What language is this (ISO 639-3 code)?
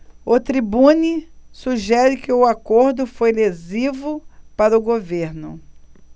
por